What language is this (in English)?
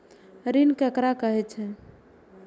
Maithili